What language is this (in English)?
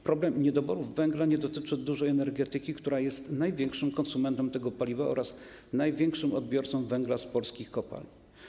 Polish